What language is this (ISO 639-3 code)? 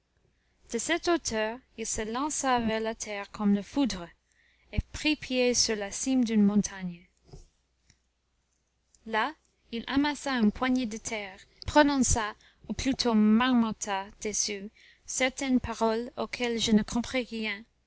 fra